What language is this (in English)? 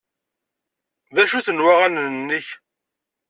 Kabyle